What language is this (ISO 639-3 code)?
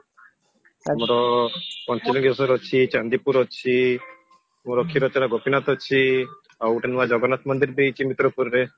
ori